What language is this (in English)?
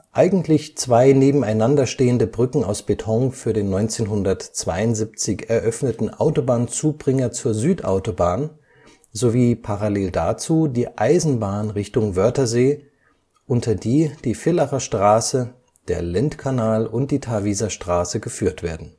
German